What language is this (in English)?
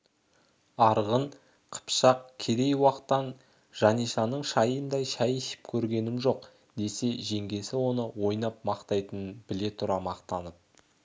Kazakh